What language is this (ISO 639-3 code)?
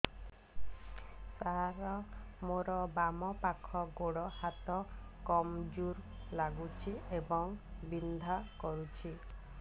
ori